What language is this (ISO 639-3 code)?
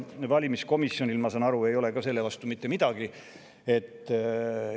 est